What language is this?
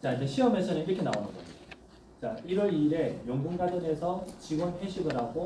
Korean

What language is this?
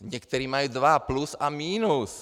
Czech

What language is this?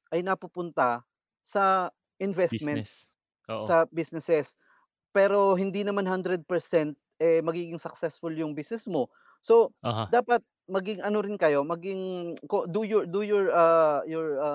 Filipino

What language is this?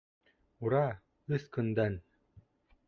Bashkir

